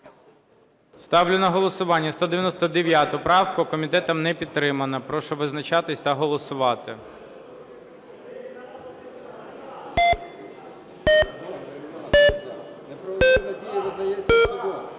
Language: Ukrainian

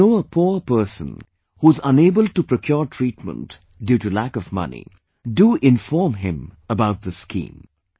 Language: English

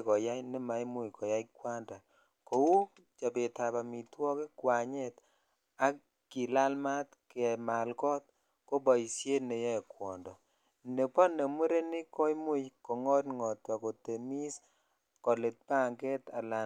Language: Kalenjin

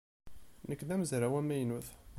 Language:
Kabyle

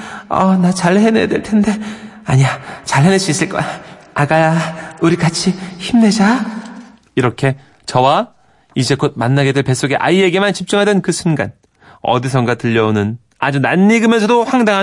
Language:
Korean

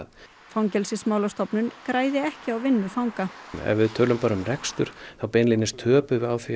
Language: Icelandic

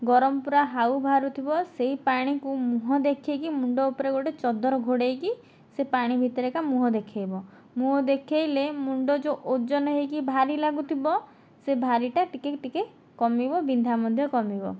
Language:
Odia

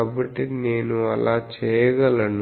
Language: Telugu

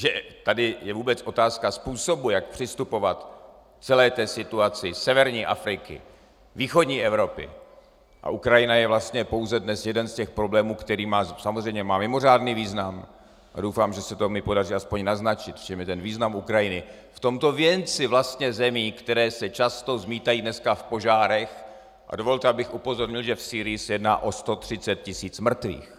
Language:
Czech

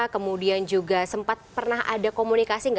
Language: Indonesian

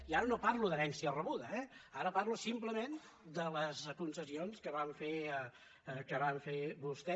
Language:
Catalan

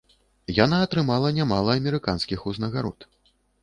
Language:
Belarusian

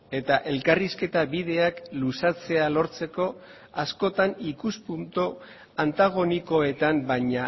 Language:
Basque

